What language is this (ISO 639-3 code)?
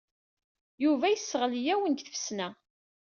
kab